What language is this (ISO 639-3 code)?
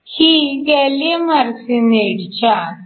mar